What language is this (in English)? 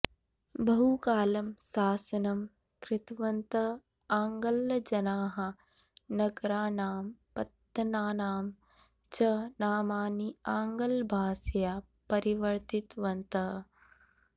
Sanskrit